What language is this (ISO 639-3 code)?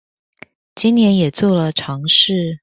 zho